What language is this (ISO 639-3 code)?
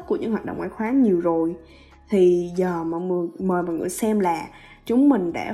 vie